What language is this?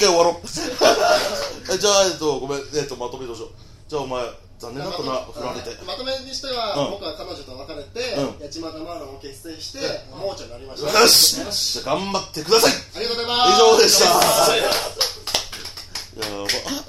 Japanese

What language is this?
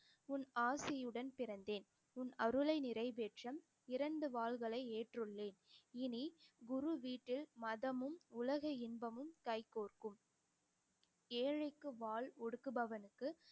Tamil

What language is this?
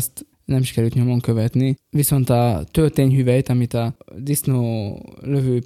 Hungarian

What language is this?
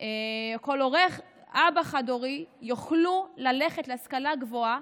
Hebrew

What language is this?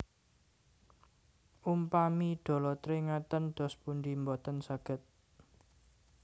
Javanese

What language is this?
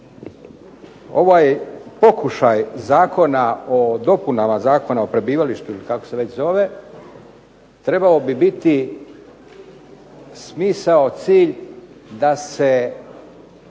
Croatian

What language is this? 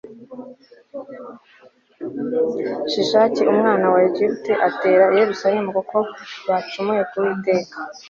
Kinyarwanda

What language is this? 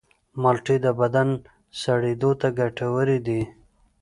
Pashto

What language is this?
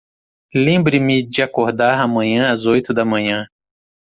Portuguese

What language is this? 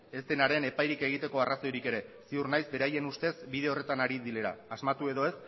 Basque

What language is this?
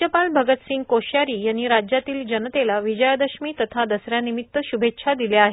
Marathi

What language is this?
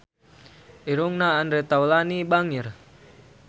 Sundanese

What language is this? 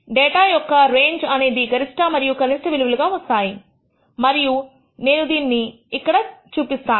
Telugu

